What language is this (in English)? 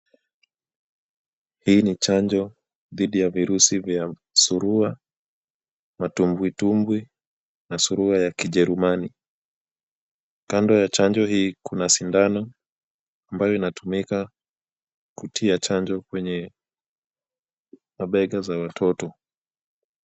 Swahili